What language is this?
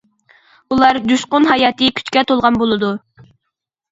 Uyghur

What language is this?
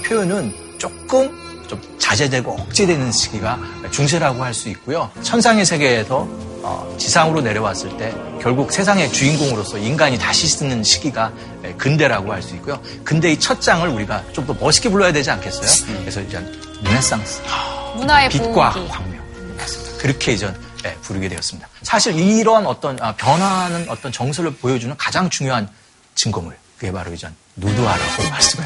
Korean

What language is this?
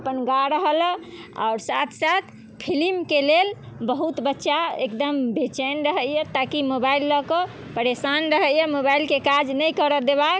Maithili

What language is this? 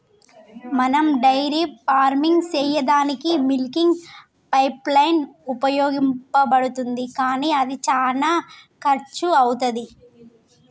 Telugu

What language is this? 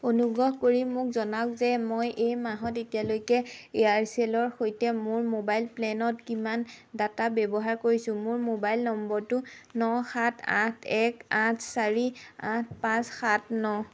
Assamese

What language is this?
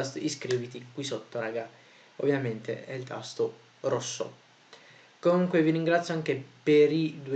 Italian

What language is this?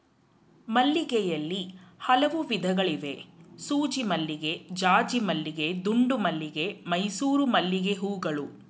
Kannada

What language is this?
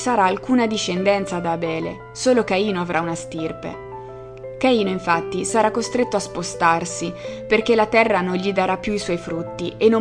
Italian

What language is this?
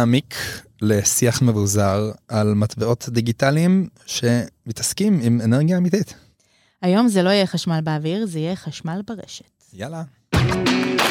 Hebrew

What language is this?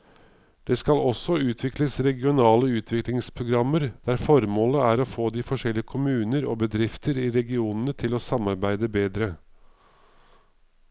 Norwegian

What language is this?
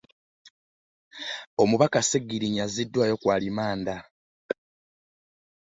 Ganda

